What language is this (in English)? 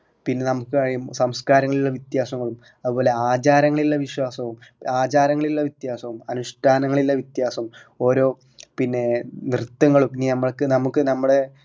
Malayalam